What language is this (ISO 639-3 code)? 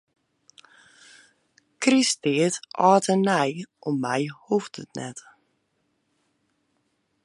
fry